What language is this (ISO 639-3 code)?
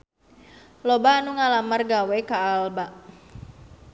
sun